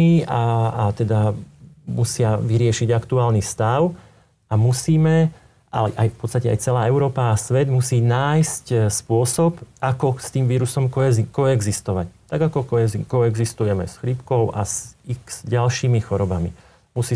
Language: Slovak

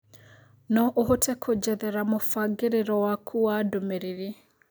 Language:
Kikuyu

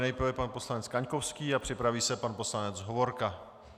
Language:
Czech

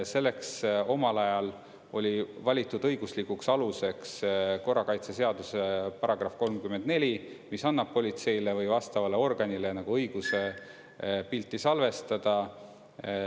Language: Estonian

